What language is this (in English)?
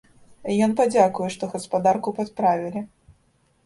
Belarusian